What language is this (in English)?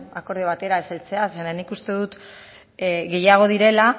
Basque